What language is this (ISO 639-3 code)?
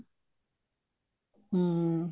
pan